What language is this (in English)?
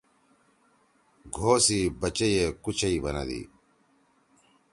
Torwali